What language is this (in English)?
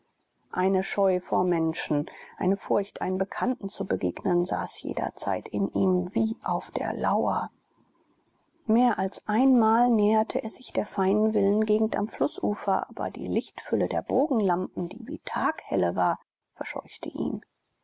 German